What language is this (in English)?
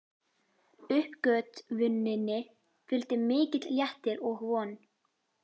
Icelandic